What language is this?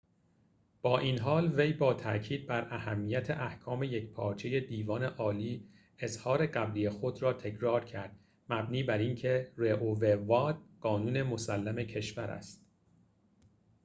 Persian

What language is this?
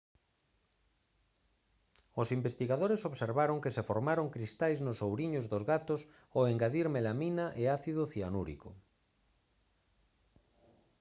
Galician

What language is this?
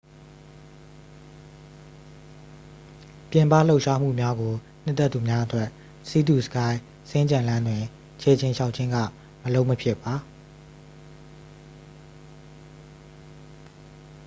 Burmese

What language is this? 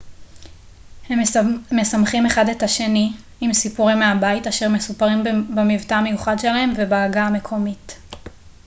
Hebrew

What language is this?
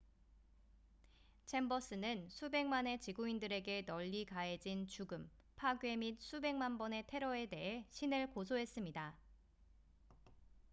Korean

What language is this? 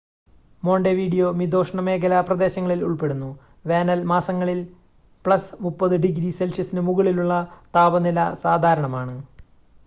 Malayalam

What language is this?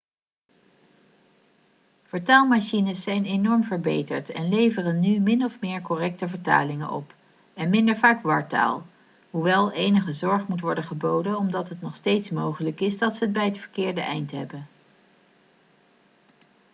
Dutch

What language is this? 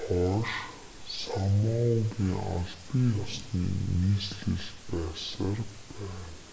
Mongolian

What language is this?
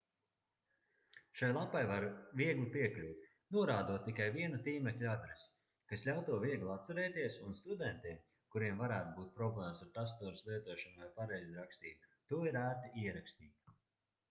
Latvian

